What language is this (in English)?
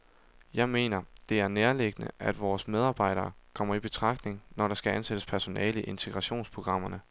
Danish